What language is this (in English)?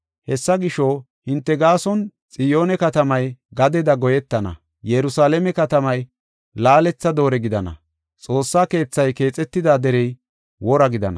Gofa